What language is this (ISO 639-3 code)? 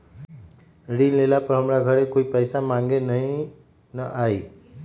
mag